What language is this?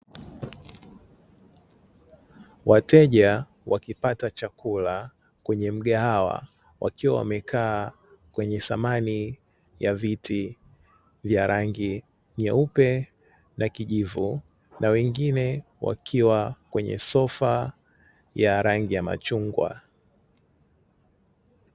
Swahili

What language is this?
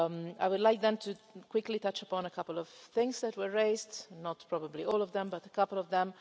English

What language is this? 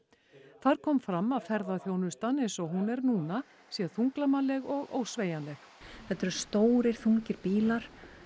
Icelandic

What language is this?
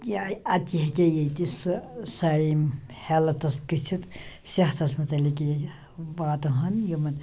Kashmiri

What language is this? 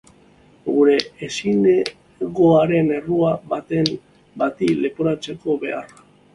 Basque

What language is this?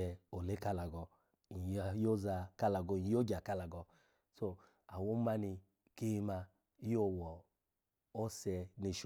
Alago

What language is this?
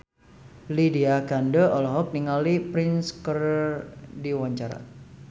Sundanese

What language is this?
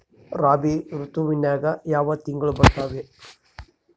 Kannada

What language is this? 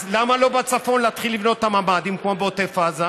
Hebrew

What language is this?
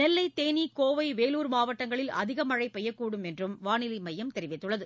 Tamil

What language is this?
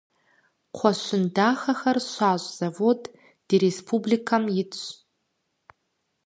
Kabardian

